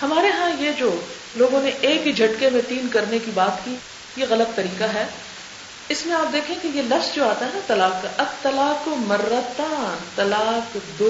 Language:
Urdu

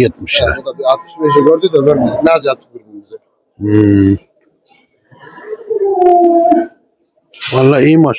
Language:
Turkish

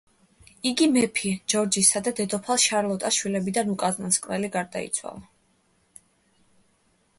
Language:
Georgian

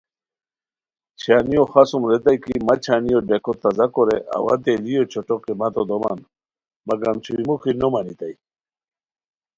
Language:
Khowar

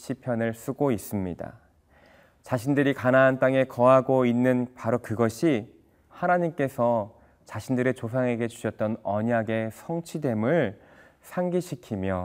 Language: Korean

